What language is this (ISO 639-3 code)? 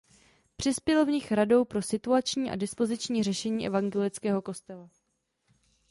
ces